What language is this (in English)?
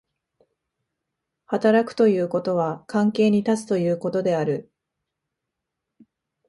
Japanese